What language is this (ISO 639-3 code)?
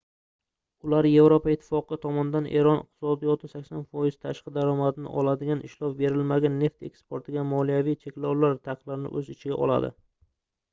uzb